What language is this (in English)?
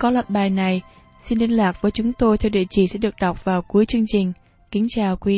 Vietnamese